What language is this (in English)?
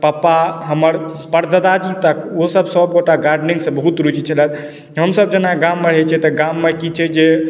Maithili